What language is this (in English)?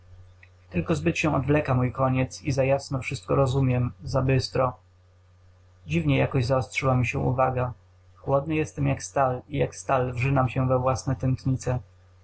Polish